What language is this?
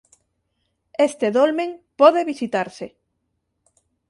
Galician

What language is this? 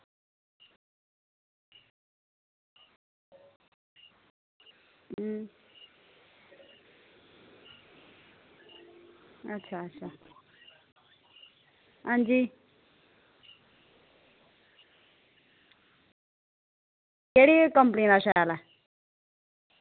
Dogri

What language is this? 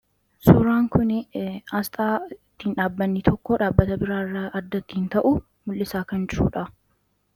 Oromo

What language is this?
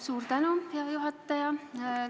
Estonian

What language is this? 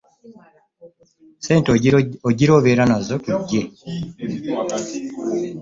Ganda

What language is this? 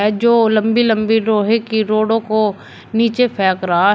Hindi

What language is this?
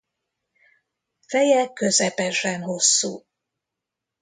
Hungarian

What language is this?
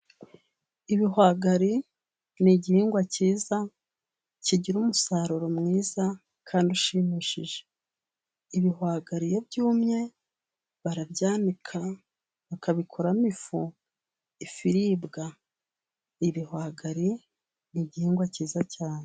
Kinyarwanda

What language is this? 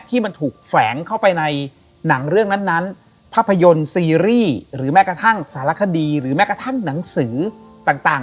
Thai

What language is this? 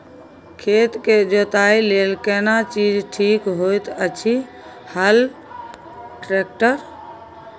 Maithili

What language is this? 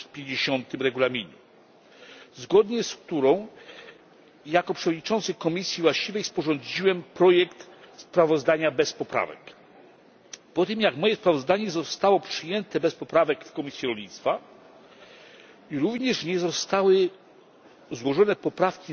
Polish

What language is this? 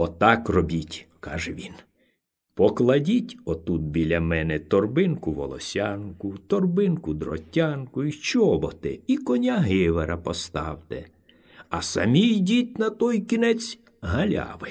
Ukrainian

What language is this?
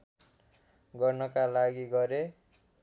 Nepali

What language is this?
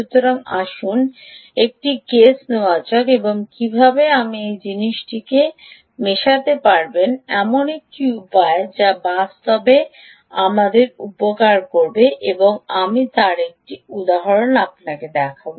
Bangla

